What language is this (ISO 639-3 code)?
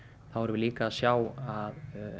isl